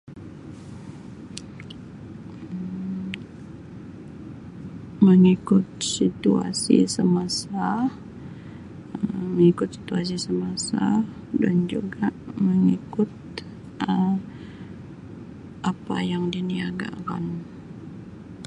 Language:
Sabah Malay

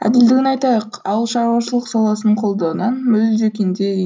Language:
Kazakh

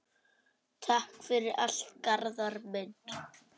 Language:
Icelandic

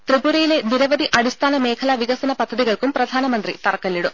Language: Malayalam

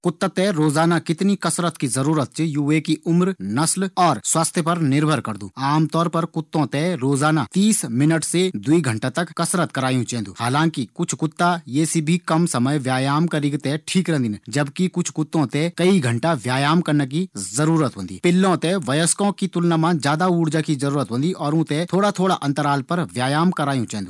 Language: Garhwali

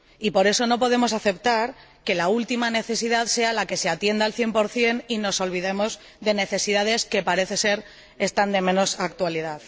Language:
Spanish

